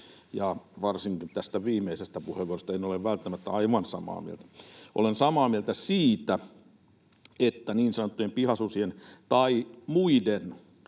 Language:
Finnish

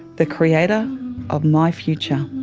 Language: English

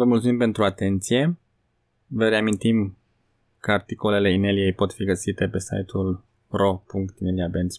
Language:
Romanian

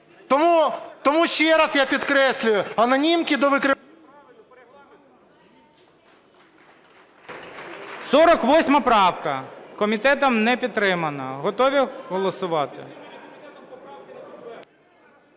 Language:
Ukrainian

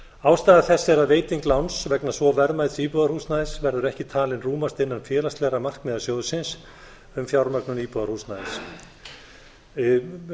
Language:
Icelandic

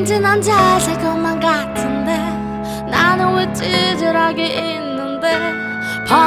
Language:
Korean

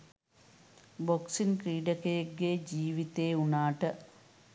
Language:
Sinhala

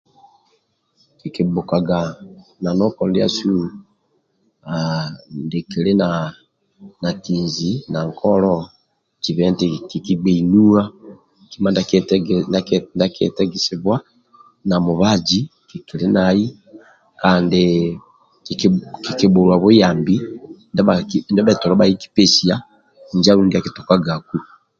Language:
Amba (Uganda)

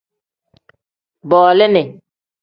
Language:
Tem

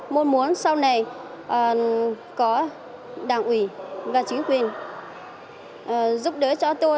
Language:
Vietnamese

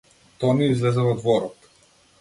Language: Macedonian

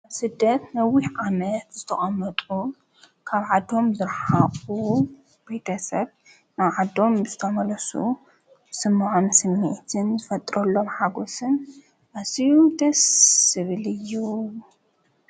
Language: Tigrinya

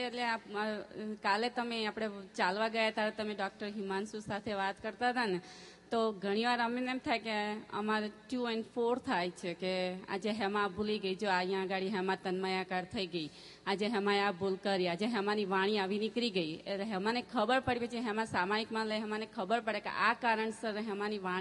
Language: Gujarati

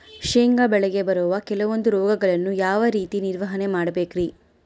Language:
Kannada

